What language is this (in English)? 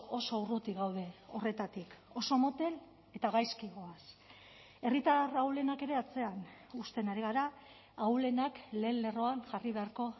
Basque